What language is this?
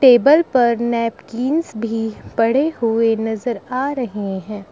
Hindi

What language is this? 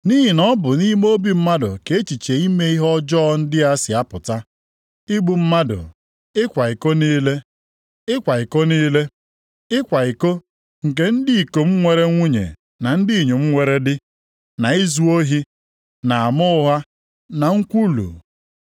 Igbo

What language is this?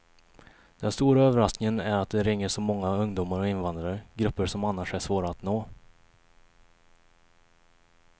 Swedish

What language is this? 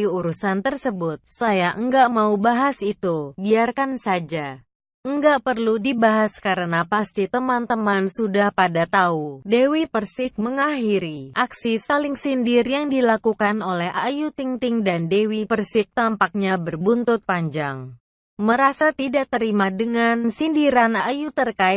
Indonesian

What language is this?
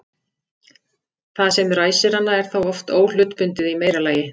Icelandic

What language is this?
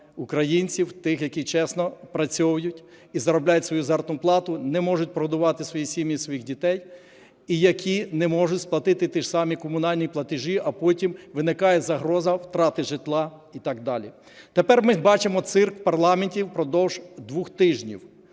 Ukrainian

